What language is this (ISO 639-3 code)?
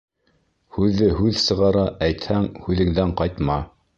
bak